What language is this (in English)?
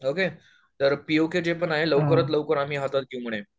Marathi